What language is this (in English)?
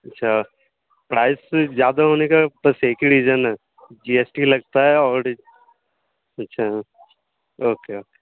Urdu